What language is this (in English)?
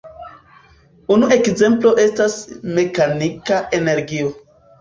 Esperanto